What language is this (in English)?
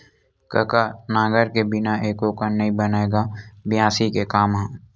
Chhattisgarhi